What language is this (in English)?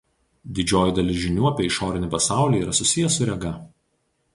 Lithuanian